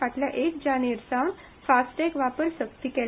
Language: Konkani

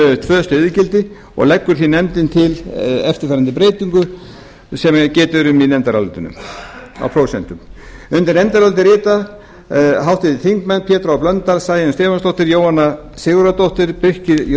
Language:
Icelandic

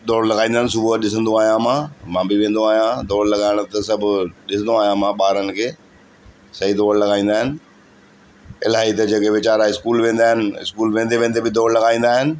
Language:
Sindhi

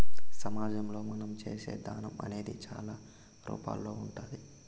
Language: Telugu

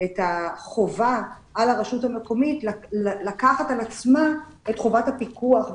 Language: Hebrew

